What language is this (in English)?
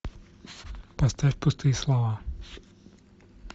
Russian